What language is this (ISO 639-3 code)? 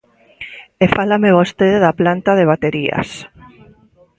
glg